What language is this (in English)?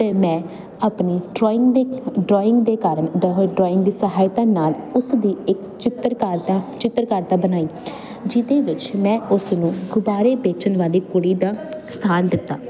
Punjabi